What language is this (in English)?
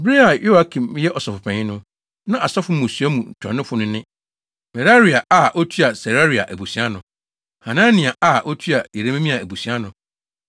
Akan